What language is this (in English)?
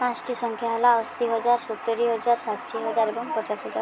Odia